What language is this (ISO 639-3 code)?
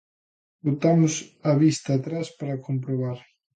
glg